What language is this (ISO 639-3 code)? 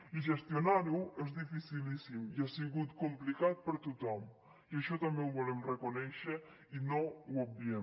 cat